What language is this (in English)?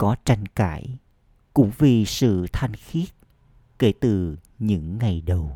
Vietnamese